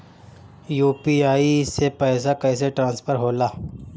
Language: Bhojpuri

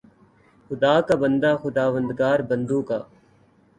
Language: Urdu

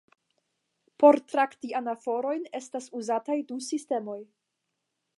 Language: Esperanto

